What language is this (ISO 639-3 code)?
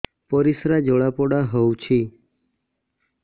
ori